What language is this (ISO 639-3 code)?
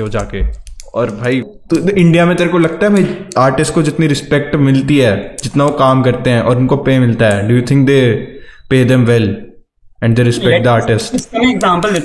hin